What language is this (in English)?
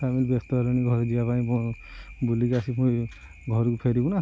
Odia